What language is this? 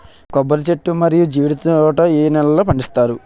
Telugu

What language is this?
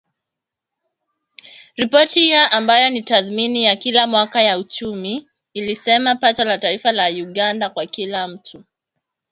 Swahili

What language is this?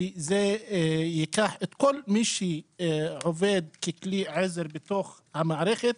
Hebrew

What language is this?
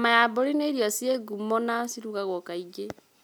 Kikuyu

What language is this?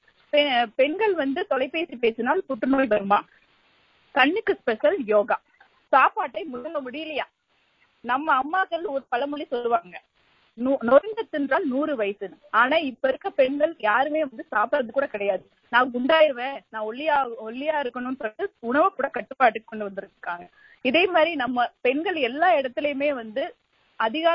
Tamil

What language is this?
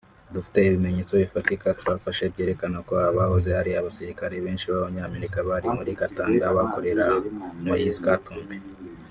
Kinyarwanda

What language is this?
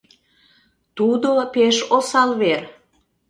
Mari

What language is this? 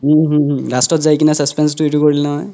Assamese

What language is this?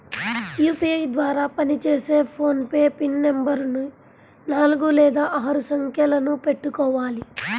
Telugu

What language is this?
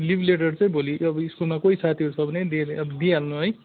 Nepali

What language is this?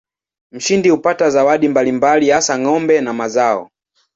Swahili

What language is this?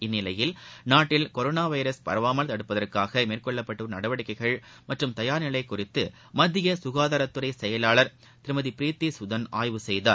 Tamil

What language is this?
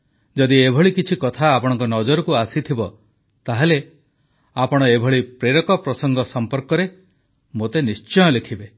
Odia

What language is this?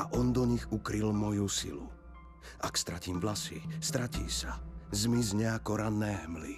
Slovak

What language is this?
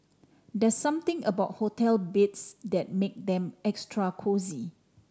English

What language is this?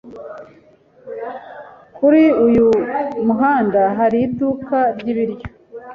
Kinyarwanda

